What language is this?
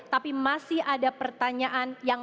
Indonesian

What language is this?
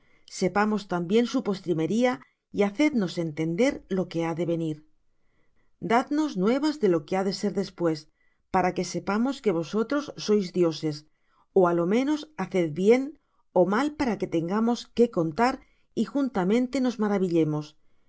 Spanish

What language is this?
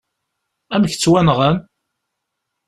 Kabyle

